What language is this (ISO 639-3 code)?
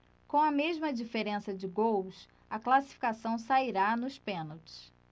por